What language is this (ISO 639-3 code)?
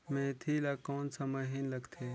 hne